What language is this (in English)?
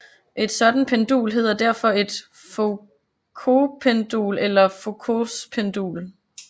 Danish